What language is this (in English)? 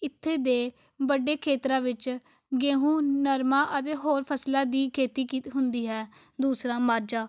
Punjabi